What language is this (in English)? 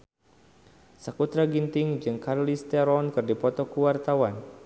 Sundanese